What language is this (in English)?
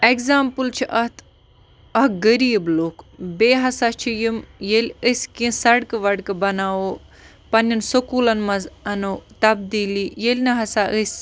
Kashmiri